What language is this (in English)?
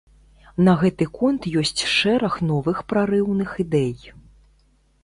Belarusian